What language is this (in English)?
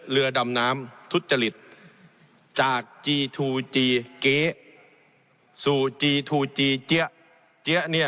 Thai